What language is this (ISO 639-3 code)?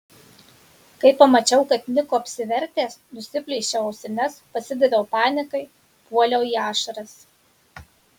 lit